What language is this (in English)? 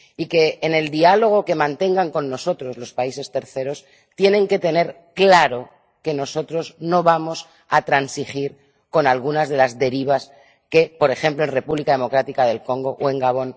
Spanish